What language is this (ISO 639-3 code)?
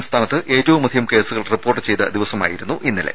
mal